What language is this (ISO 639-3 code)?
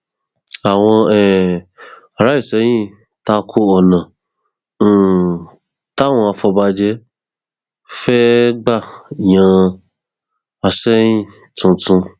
yor